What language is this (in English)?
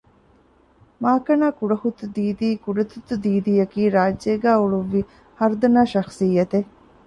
Divehi